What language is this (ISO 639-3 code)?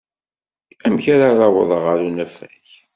kab